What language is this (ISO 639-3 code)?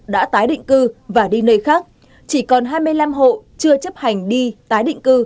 vie